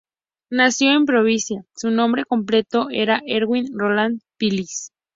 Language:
Spanish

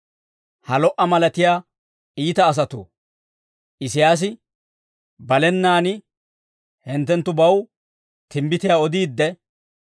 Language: Dawro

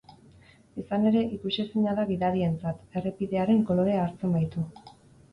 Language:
Basque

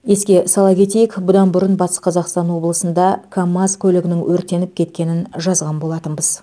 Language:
Kazakh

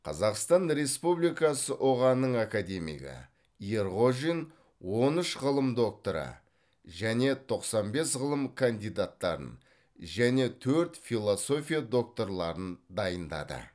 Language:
Kazakh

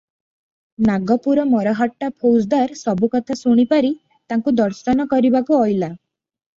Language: Odia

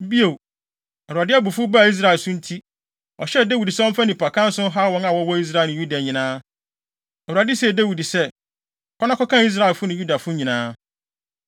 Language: Akan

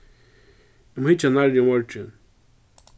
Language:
Faroese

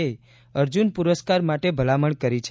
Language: Gujarati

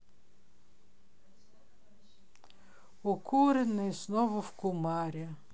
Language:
Russian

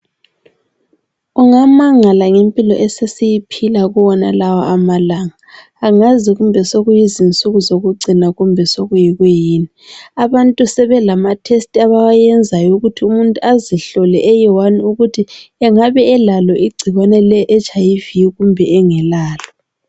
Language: North Ndebele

